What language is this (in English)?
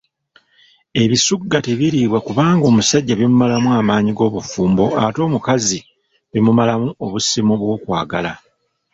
Ganda